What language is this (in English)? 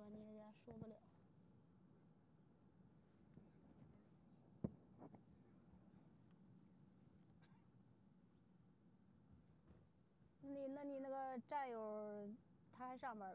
Chinese